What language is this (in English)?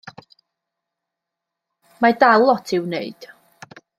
Welsh